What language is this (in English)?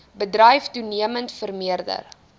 Afrikaans